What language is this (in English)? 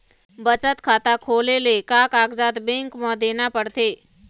Chhattisgarhi